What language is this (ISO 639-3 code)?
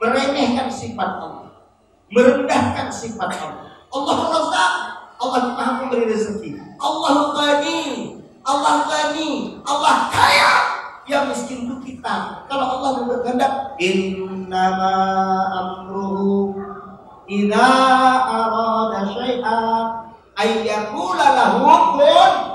ind